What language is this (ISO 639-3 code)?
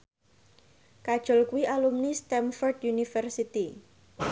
jav